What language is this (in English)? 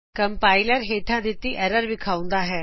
Punjabi